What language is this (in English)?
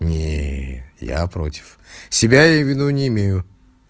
Russian